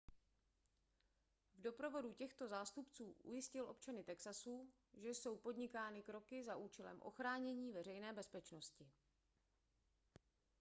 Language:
Czech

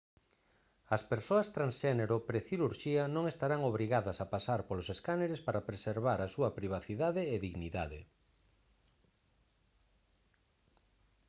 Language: Galician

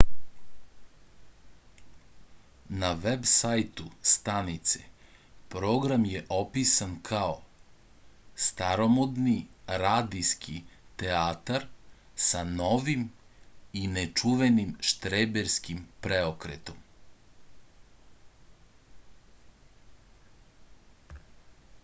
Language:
Serbian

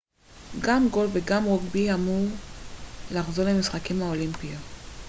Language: Hebrew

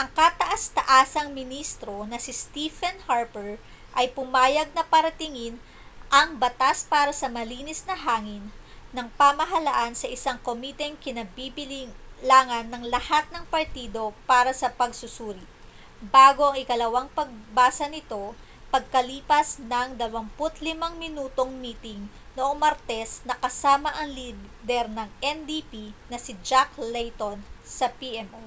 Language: Filipino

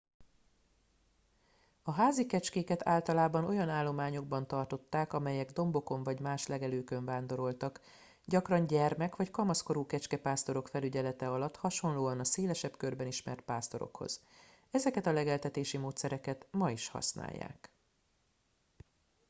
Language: Hungarian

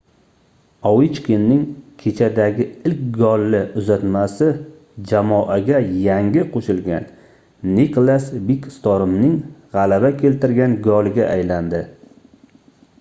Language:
Uzbek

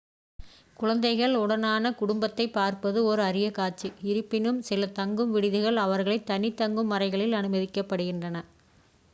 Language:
Tamil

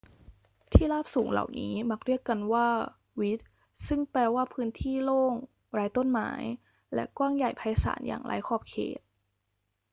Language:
Thai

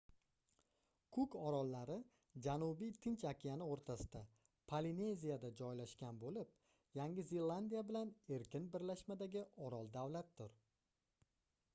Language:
Uzbek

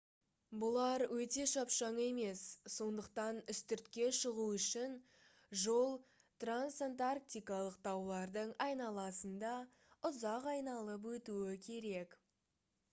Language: Kazakh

